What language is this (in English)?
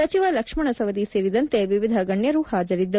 Kannada